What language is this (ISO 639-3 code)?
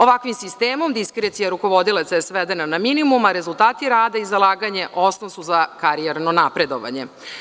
srp